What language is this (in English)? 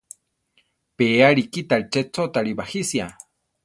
Central Tarahumara